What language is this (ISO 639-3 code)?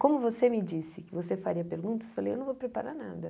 por